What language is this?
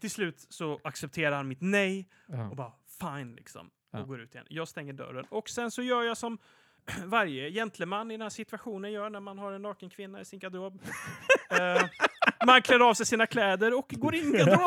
Swedish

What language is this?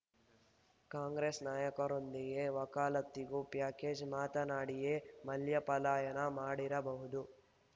Kannada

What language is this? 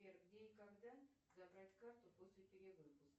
Russian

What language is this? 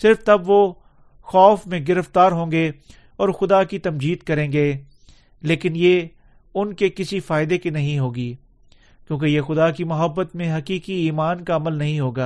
Urdu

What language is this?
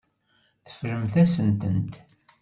Kabyle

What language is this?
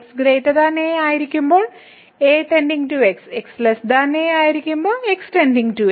Malayalam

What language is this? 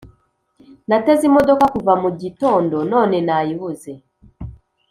Kinyarwanda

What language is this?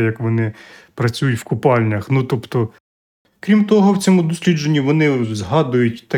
Ukrainian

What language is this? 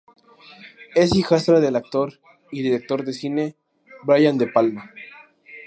Spanish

